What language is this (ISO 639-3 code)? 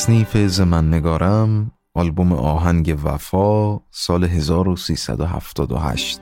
fas